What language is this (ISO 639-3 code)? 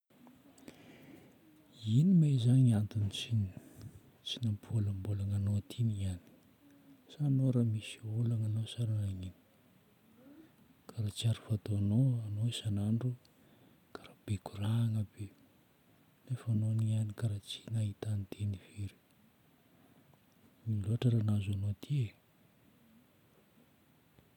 bmm